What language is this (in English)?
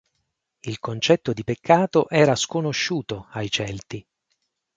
Italian